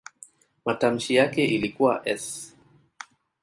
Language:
Swahili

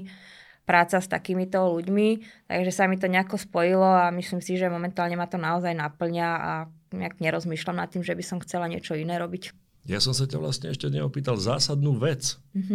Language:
Slovak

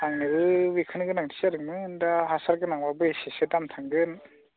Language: Bodo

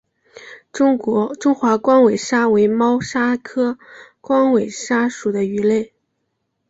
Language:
Chinese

